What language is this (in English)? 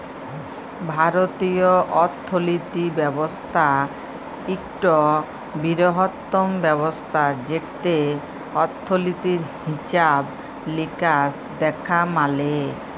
Bangla